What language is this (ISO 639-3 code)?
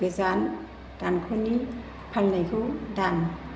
brx